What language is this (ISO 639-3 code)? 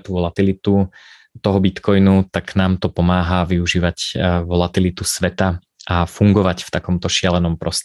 slk